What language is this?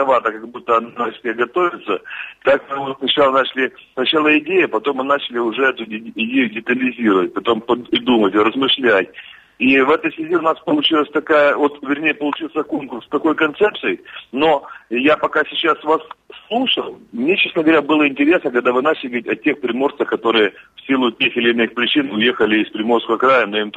Russian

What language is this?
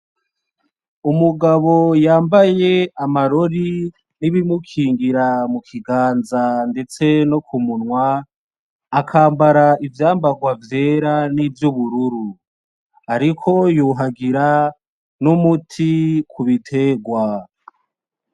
Rundi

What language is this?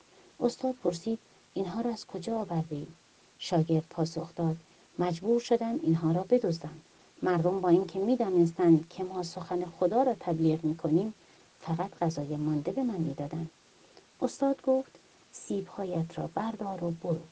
Persian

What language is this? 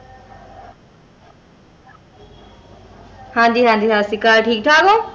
Punjabi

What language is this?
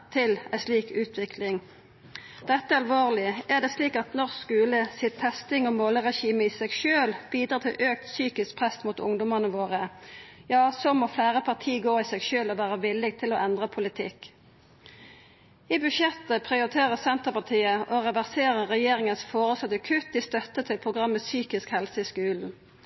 Norwegian Nynorsk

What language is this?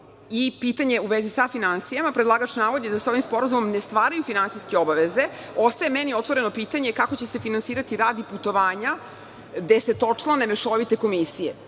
Serbian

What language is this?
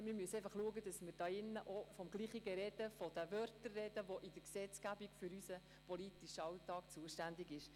Swiss German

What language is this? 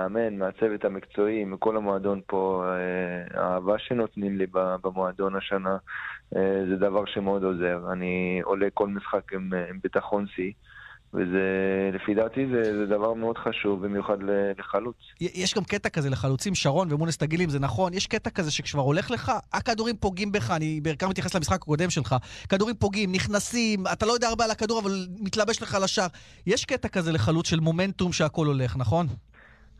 Hebrew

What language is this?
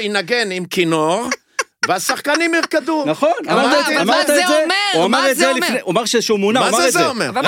Hebrew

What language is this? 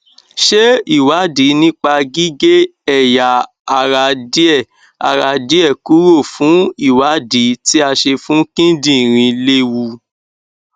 Yoruba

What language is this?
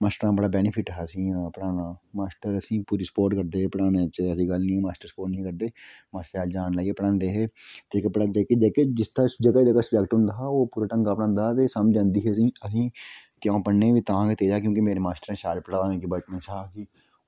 Dogri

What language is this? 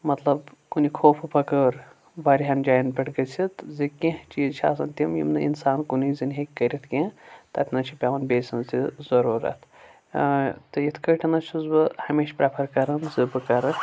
Kashmiri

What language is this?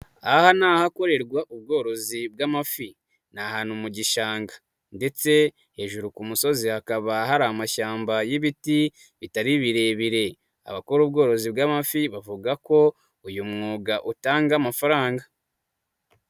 Kinyarwanda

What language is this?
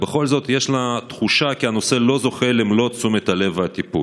Hebrew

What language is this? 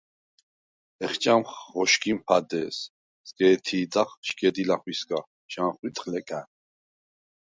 Svan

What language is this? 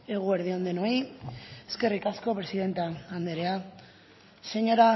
Basque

